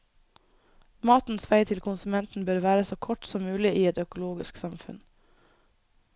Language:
Norwegian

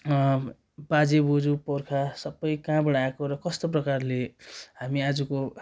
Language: Nepali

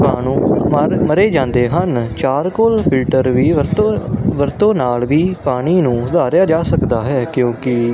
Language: Punjabi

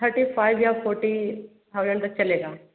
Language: Hindi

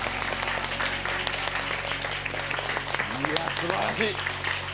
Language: Japanese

